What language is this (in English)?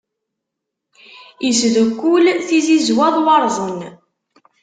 Kabyle